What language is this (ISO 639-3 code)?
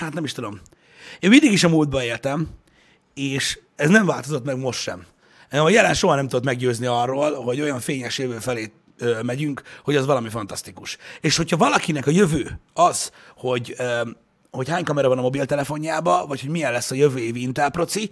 hun